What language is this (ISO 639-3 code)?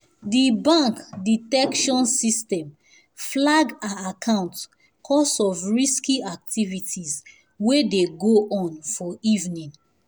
pcm